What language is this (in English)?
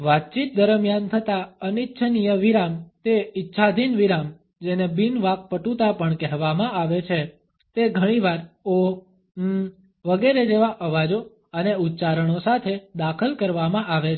Gujarati